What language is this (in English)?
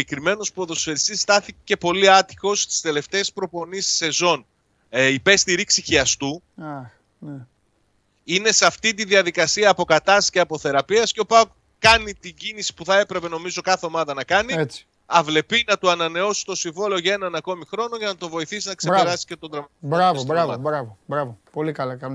Greek